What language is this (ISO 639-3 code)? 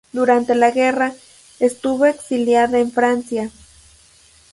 spa